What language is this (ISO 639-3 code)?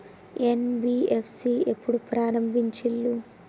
tel